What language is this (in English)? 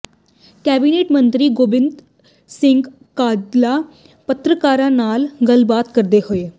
Punjabi